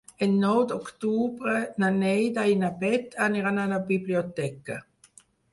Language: Catalan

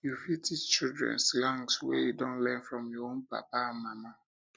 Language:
Nigerian Pidgin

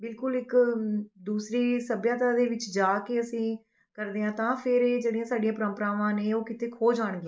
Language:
Punjabi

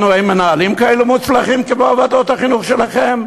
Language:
Hebrew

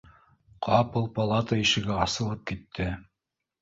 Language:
Bashkir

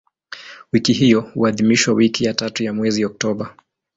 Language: Swahili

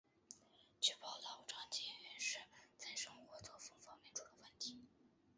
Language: Chinese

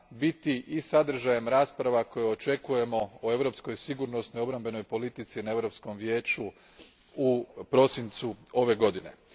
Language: Croatian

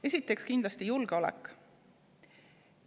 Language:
Estonian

